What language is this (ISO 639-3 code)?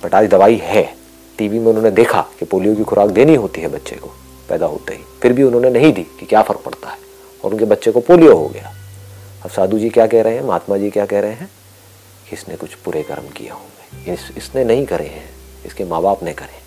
hin